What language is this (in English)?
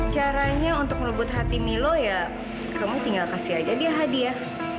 Indonesian